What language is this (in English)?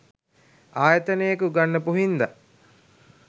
Sinhala